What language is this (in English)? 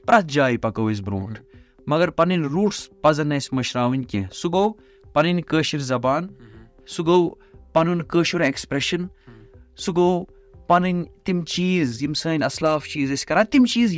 Urdu